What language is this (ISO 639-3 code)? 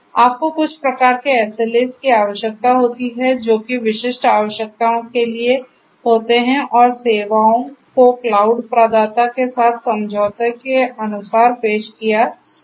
hin